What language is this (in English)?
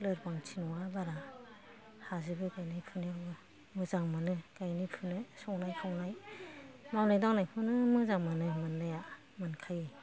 Bodo